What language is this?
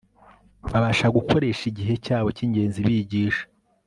Kinyarwanda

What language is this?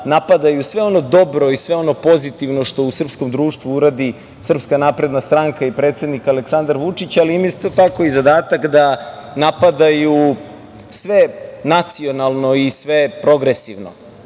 Serbian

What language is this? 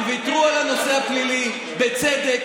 Hebrew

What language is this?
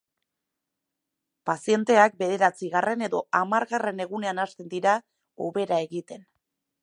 Basque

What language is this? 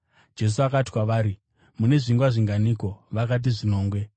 Shona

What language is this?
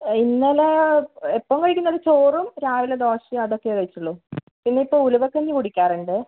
Malayalam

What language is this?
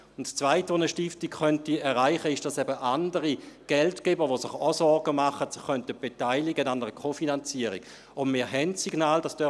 Swiss German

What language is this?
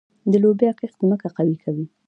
Pashto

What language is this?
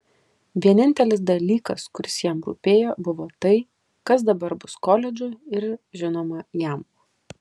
Lithuanian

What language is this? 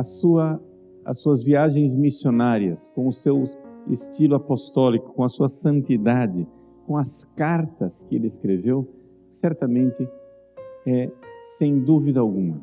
Portuguese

